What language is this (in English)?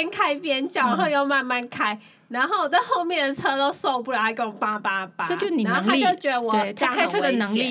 Chinese